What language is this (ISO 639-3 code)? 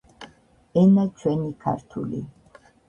kat